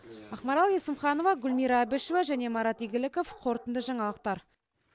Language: Kazakh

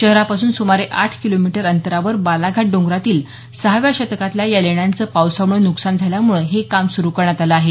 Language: Marathi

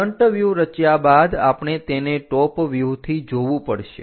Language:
Gujarati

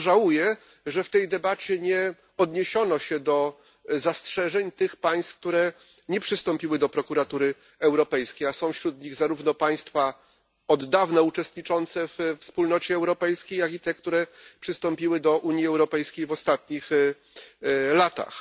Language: Polish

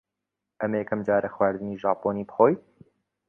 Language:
Central Kurdish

